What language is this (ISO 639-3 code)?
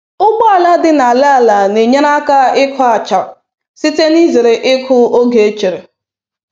ibo